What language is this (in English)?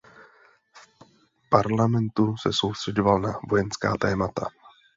Czech